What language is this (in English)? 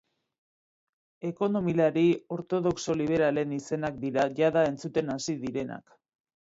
Basque